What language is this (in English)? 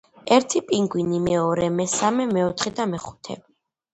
Georgian